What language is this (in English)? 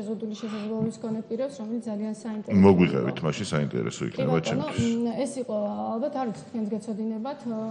Polish